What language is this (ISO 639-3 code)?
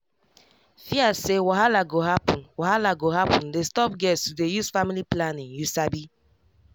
pcm